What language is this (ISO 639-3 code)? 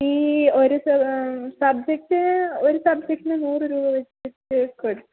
mal